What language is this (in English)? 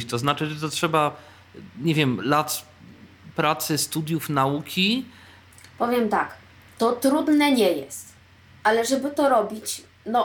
Polish